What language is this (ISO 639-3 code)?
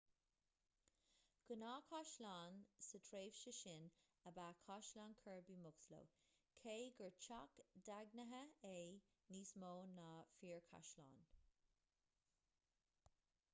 gle